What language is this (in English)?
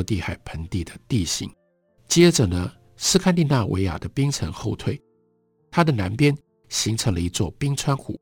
Chinese